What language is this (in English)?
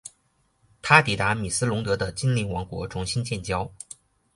Chinese